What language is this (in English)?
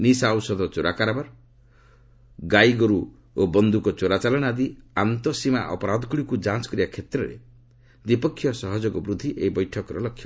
Odia